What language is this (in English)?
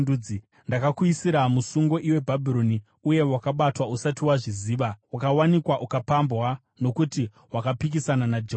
Shona